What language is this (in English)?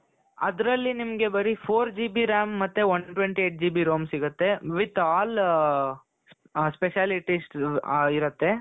Kannada